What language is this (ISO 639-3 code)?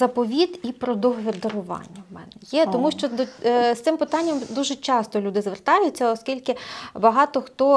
ukr